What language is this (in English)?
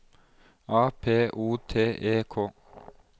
Norwegian